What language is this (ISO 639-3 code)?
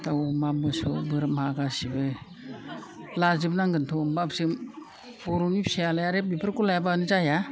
brx